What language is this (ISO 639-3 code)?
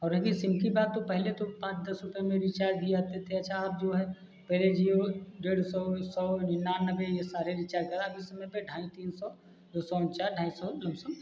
hin